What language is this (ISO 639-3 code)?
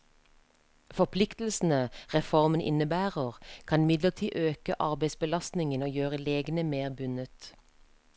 nor